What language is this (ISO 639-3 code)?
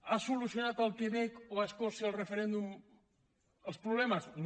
cat